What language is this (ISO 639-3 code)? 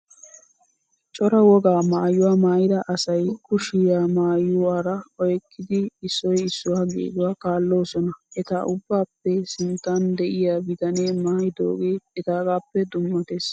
wal